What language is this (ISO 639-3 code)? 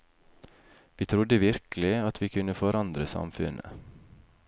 nor